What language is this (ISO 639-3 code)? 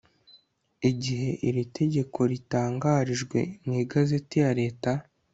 kin